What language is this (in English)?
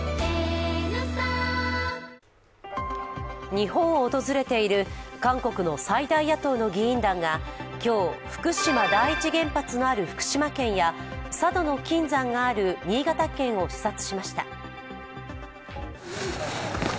Japanese